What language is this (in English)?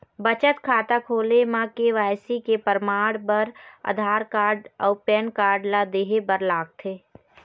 Chhattisgarhi